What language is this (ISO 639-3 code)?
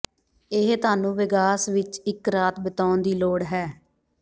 pan